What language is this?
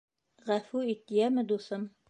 Bashkir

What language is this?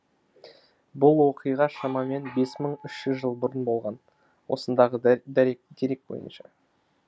Kazakh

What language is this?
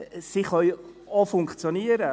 Swiss German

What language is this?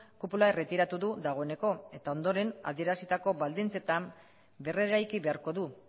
Basque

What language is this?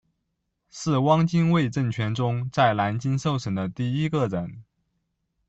Chinese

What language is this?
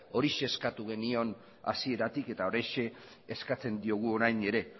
Basque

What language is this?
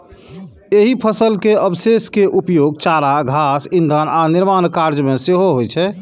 Maithili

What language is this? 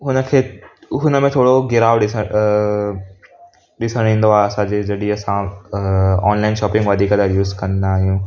Sindhi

